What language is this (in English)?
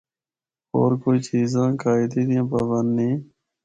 Northern Hindko